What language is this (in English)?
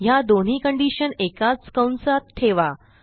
Marathi